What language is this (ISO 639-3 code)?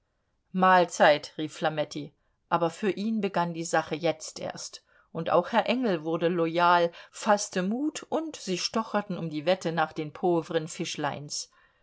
deu